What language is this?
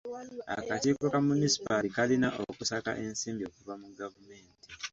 Ganda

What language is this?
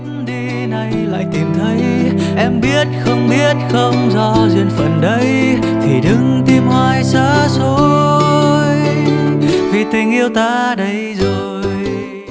Vietnamese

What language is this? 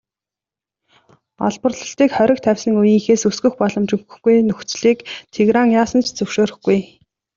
Mongolian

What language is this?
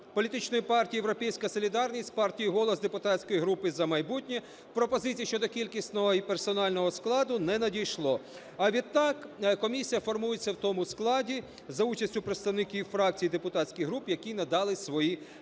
Ukrainian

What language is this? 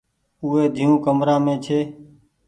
Goaria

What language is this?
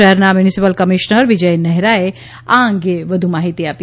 Gujarati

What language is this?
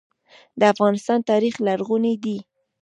Pashto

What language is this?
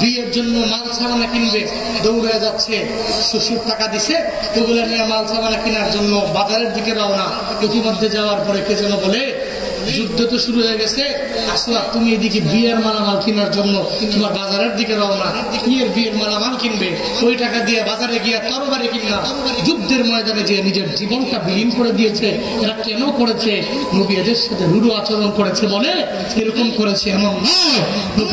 Bangla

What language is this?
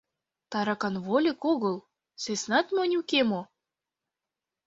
Mari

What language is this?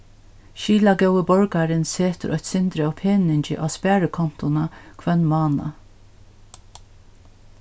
Faroese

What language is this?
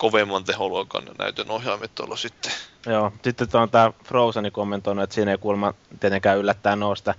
Finnish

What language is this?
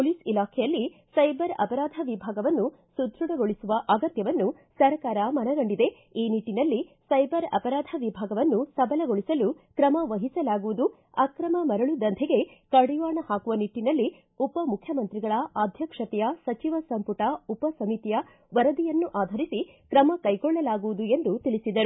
Kannada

